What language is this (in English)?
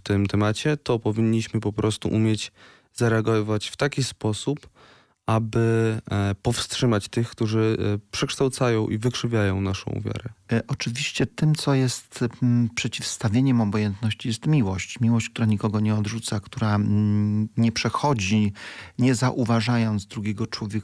Polish